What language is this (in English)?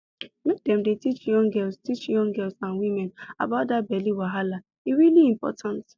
Nigerian Pidgin